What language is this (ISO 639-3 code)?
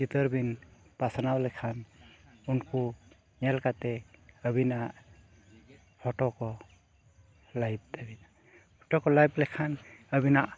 sat